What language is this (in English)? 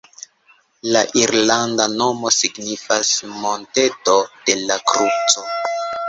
Esperanto